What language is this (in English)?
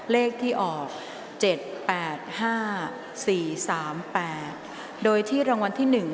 Thai